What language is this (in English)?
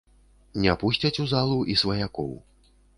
Belarusian